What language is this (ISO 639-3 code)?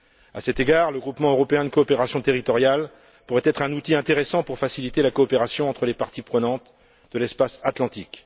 fra